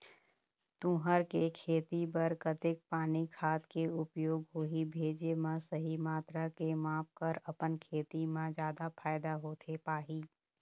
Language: Chhattisgarhi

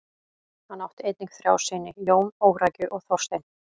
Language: Icelandic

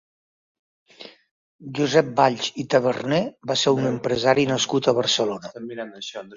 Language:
Catalan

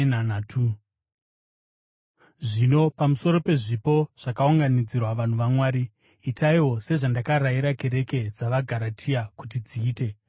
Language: Shona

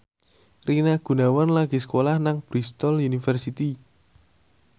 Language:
Javanese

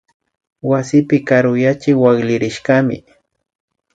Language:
Imbabura Highland Quichua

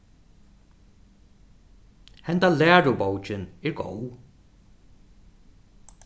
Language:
Faroese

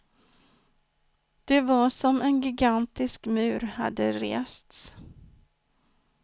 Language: Swedish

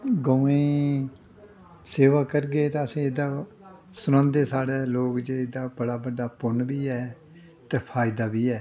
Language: Dogri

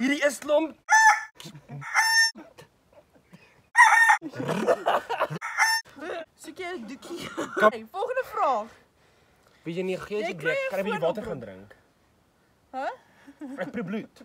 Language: Dutch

